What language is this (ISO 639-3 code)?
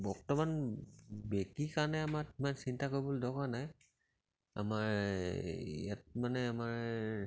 asm